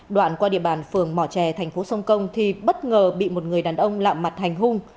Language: Vietnamese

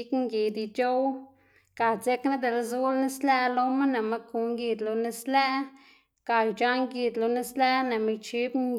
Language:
Xanaguía Zapotec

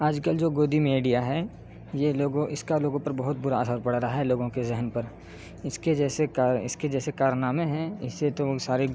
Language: Urdu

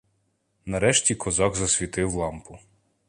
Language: Ukrainian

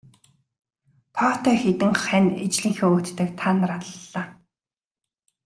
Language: Mongolian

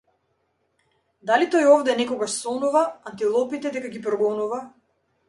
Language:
Macedonian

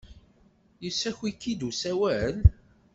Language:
Kabyle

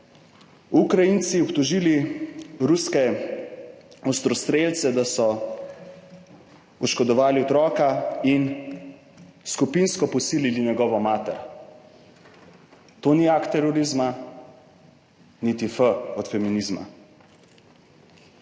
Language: Slovenian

